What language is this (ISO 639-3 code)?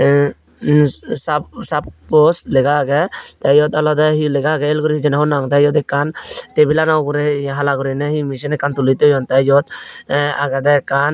ccp